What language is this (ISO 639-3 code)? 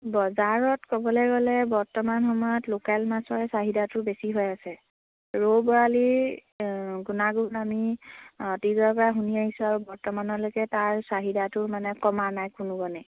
asm